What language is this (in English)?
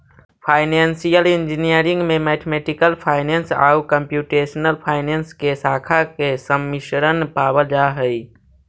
Magahi